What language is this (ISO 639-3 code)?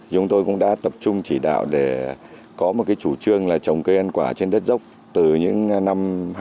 vie